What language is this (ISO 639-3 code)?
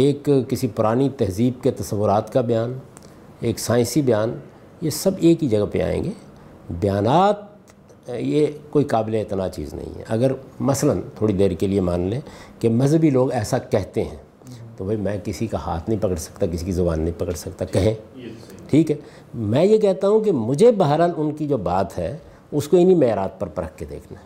urd